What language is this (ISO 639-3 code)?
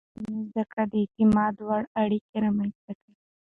pus